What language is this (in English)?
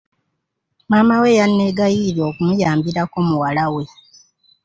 Ganda